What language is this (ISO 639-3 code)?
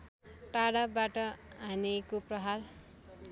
nep